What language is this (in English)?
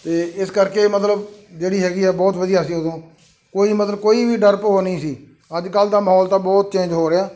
Punjabi